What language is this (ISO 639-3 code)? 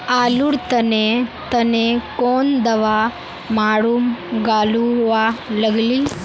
mag